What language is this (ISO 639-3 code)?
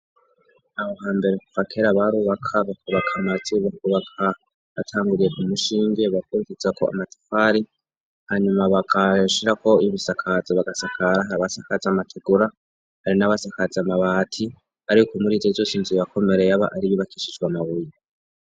run